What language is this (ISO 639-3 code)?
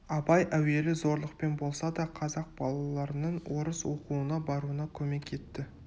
kaz